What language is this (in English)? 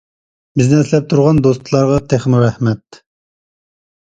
Uyghur